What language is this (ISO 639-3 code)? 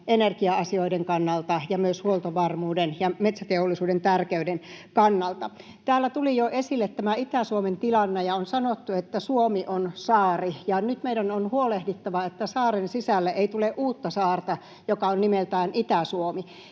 fin